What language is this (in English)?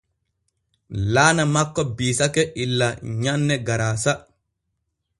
Borgu Fulfulde